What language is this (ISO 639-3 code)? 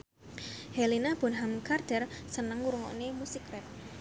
jav